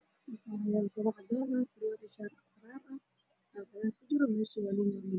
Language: Somali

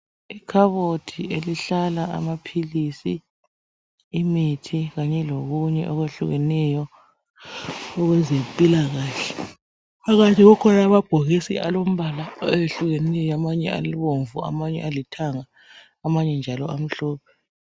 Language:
North Ndebele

